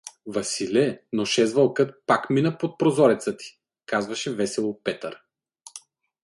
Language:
Bulgarian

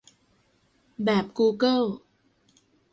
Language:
Thai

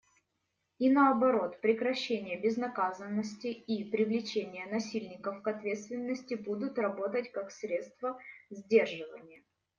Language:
Russian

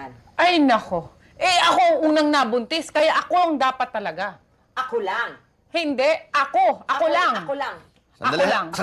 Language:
Filipino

